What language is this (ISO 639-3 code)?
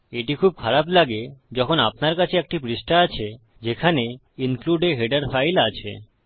ben